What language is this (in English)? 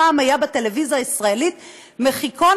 Hebrew